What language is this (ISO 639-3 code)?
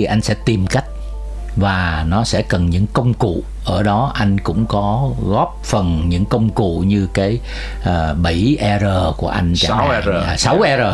vie